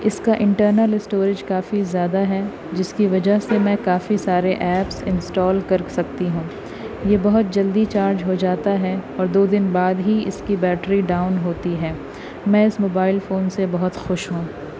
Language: Urdu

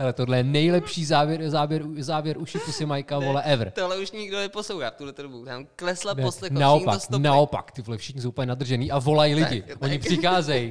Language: Czech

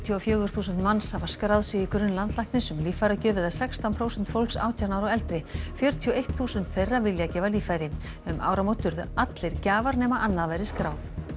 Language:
Icelandic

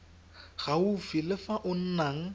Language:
Tswana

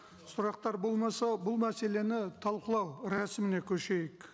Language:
Kazakh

